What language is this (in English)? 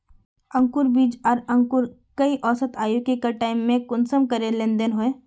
Magahi